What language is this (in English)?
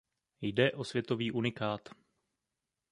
Czech